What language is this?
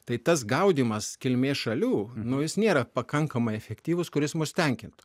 Lithuanian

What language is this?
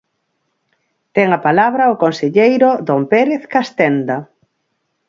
Galician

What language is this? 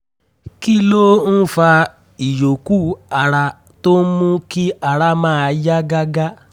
Yoruba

